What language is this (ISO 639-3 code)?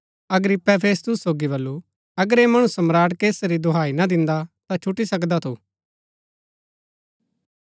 gbk